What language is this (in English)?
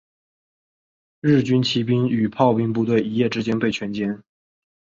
Chinese